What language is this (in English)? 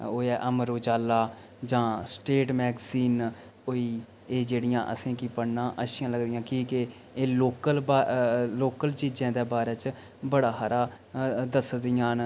Dogri